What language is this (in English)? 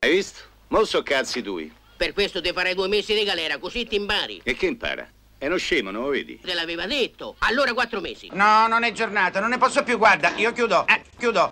Italian